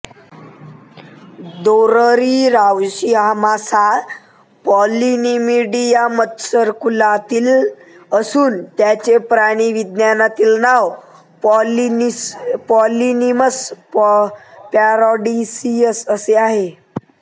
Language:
Marathi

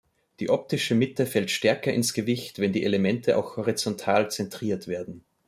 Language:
German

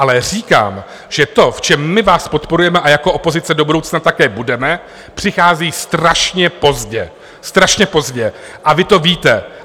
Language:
Czech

